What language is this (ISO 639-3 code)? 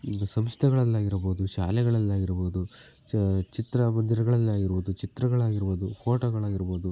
kan